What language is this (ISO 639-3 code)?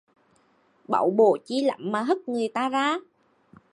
vie